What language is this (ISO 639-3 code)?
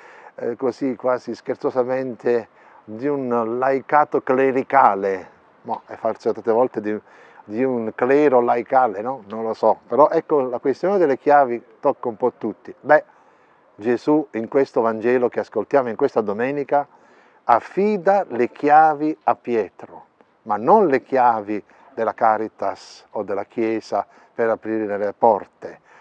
ita